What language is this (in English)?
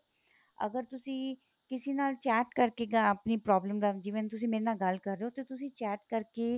Punjabi